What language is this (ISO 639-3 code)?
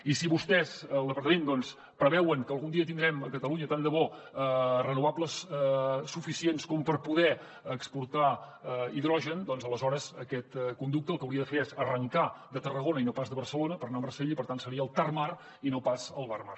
cat